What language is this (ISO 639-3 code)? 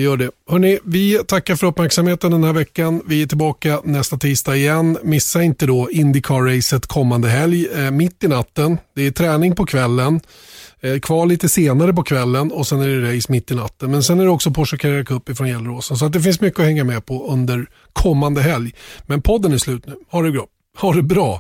swe